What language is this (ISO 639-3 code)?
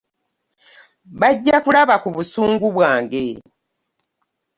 lug